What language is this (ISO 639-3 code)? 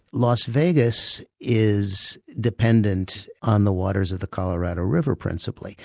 eng